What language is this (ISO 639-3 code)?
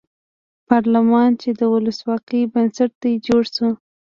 pus